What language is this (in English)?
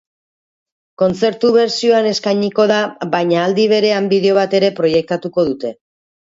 Basque